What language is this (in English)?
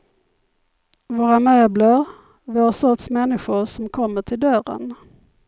Swedish